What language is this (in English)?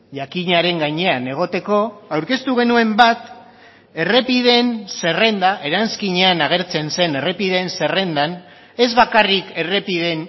Basque